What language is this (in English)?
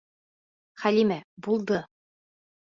Bashkir